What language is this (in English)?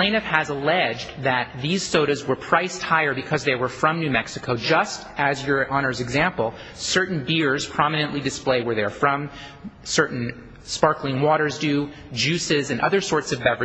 English